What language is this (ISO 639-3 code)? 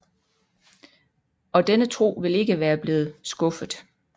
dan